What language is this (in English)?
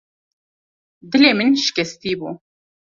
Kurdish